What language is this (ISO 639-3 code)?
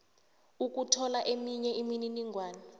nbl